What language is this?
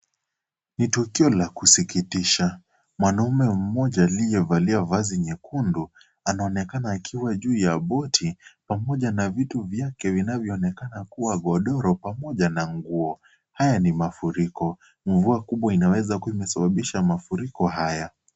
Swahili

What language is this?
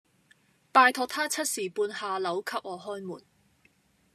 Cantonese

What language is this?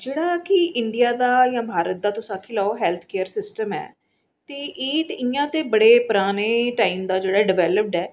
Dogri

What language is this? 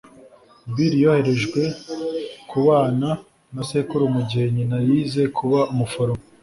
Kinyarwanda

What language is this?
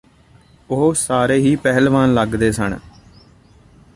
Punjabi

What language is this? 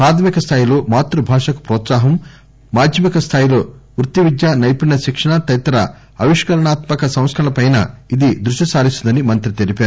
Telugu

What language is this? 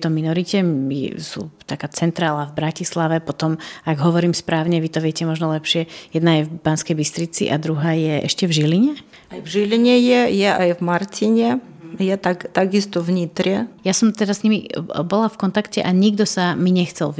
Slovak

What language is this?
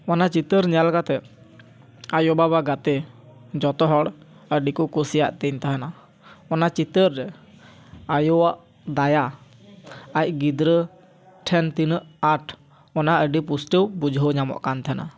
Santali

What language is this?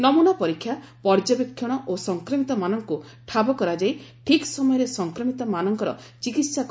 Odia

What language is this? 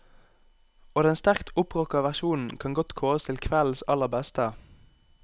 Norwegian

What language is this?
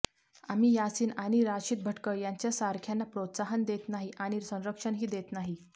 Marathi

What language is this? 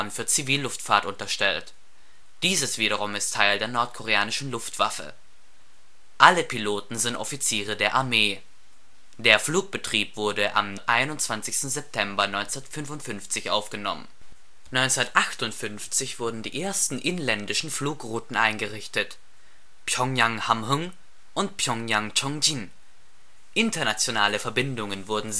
German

